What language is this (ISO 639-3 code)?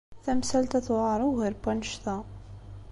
kab